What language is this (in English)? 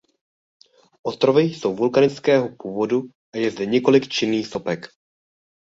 Czech